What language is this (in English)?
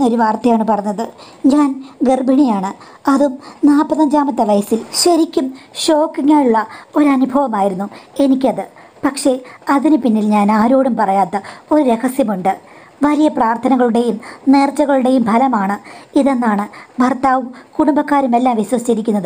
Turkish